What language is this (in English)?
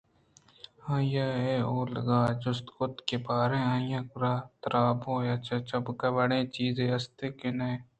Eastern Balochi